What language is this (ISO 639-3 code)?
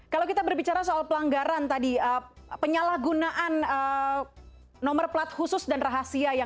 ind